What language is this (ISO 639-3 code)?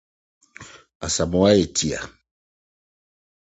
aka